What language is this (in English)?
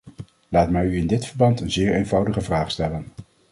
Dutch